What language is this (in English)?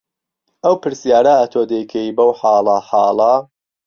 Central Kurdish